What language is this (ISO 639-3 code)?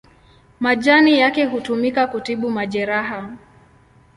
swa